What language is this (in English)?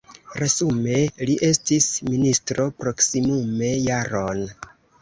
Esperanto